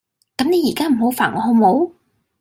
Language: Cantonese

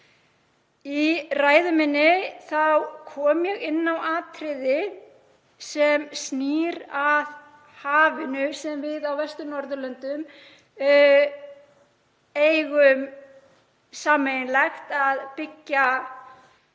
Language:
Icelandic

